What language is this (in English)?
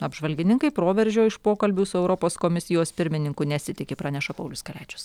Lithuanian